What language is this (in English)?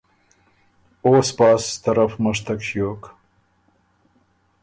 Ormuri